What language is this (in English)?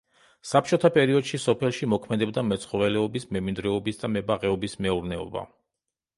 Georgian